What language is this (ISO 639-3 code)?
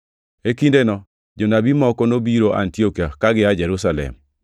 luo